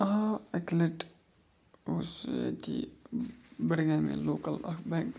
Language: Kashmiri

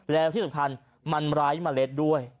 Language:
Thai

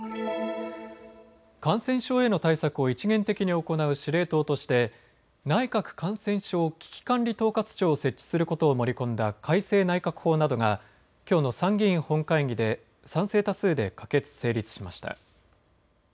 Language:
Japanese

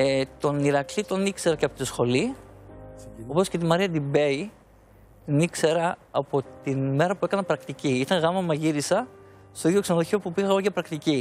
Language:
Greek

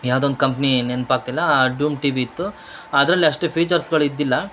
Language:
Kannada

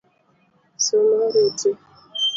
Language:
Luo (Kenya and Tanzania)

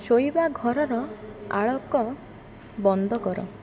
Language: Odia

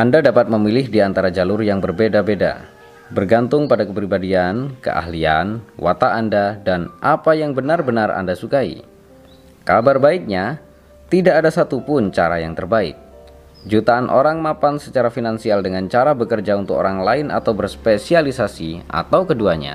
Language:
Indonesian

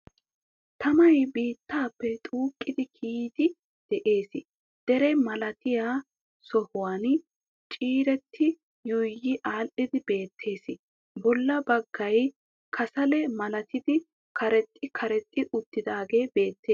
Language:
Wolaytta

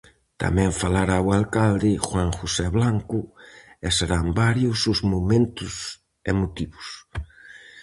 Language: Galician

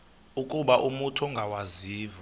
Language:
Xhosa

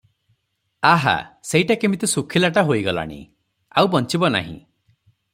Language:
Odia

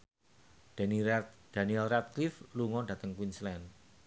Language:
Javanese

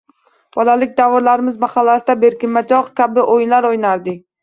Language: Uzbek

